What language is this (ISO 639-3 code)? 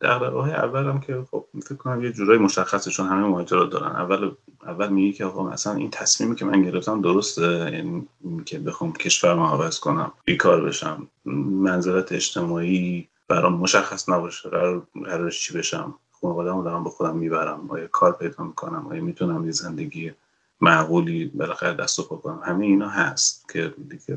fas